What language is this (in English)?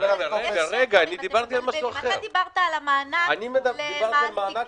Hebrew